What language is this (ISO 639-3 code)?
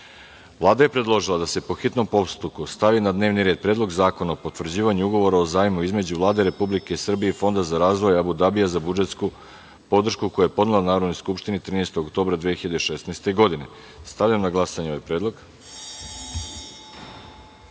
srp